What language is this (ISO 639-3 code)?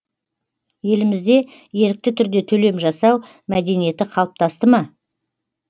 kaz